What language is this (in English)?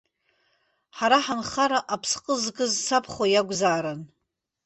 Abkhazian